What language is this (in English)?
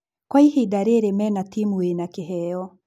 Kikuyu